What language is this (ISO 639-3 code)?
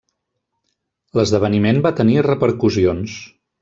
cat